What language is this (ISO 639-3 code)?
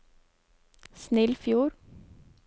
nor